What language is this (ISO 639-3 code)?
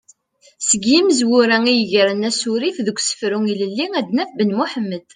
kab